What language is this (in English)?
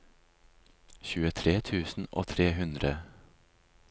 Norwegian